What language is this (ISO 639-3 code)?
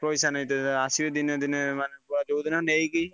ori